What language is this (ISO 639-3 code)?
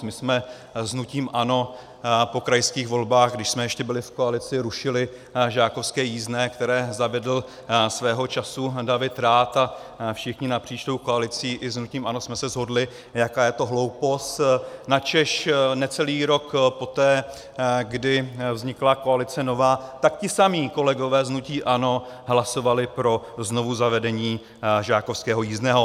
ces